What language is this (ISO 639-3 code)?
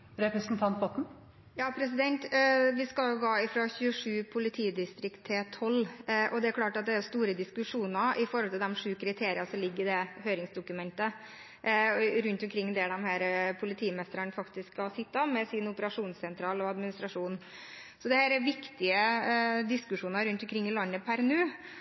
nob